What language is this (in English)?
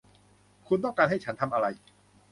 Thai